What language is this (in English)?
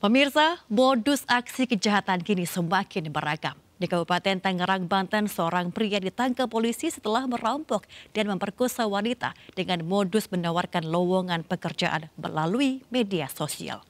Indonesian